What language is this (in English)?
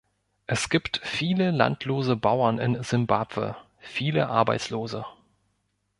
German